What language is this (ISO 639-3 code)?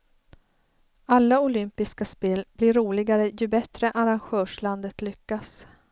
swe